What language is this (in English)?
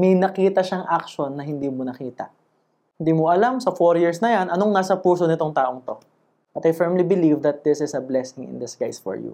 Filipino